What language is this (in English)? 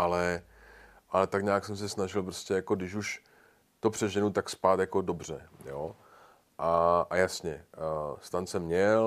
Czech